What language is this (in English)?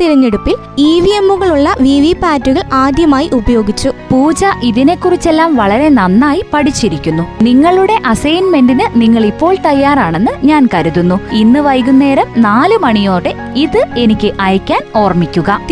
Malayalam